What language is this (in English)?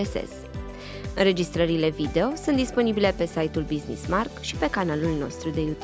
Romanian